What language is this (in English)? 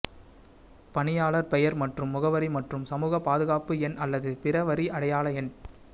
Tamil